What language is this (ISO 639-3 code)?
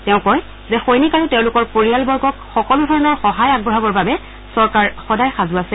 asm